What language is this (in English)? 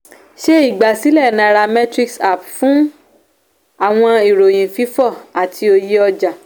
Yoruba